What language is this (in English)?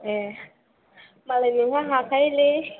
Bodo